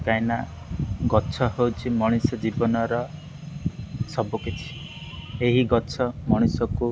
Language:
Odia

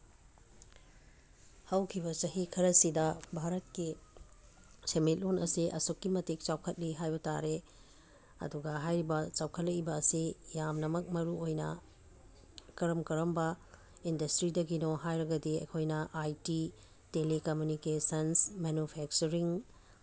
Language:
Manipuri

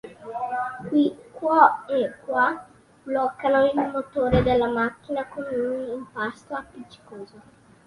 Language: Italian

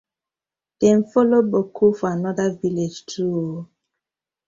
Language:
Nigerian Pidgin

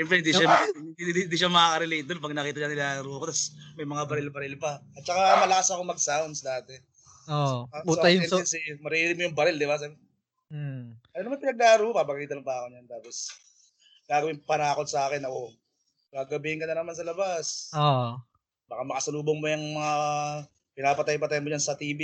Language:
Filipino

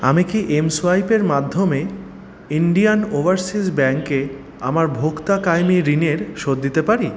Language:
Bangla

